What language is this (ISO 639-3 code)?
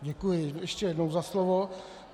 ces